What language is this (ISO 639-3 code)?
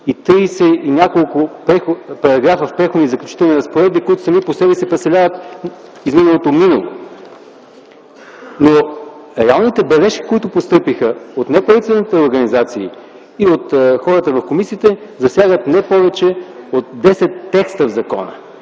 bul